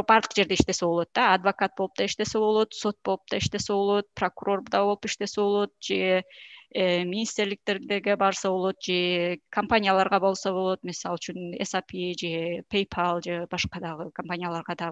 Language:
Turkish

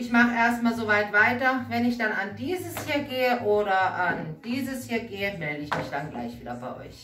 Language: German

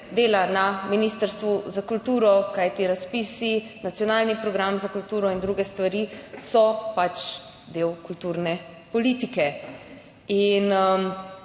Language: Slovenian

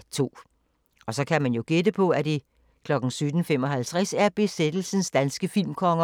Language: Danish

